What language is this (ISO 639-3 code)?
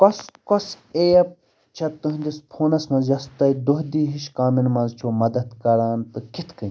kas